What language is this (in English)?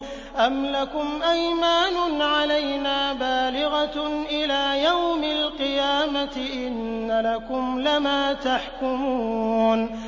Arabic